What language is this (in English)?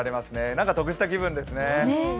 Japanese